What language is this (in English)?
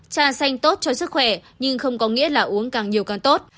Vietnamese